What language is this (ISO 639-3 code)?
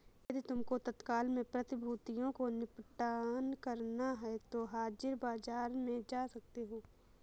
hin